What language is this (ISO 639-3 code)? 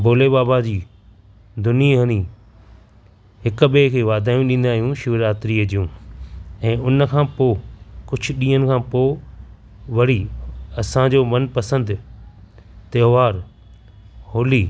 snd